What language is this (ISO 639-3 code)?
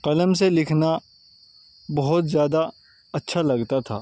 urd